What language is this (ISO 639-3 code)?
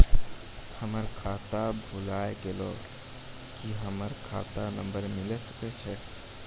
mai